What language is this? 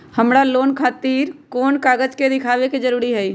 Magahi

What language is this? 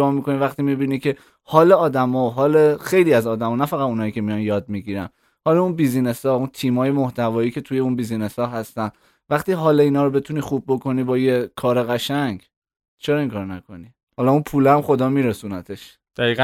Persian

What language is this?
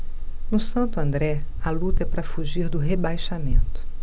Portuguese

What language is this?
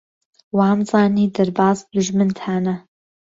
Central Kurdish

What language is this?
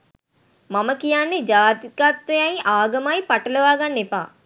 Sinhala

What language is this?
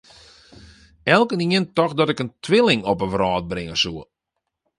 Western Frisian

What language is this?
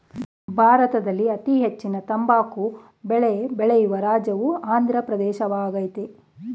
Kannada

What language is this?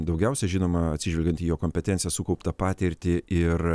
Lithuanian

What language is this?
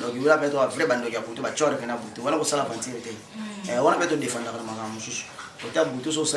French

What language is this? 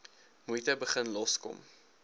Afrikaans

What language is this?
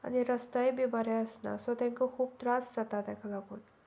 Konkani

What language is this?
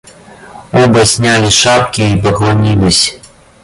Russian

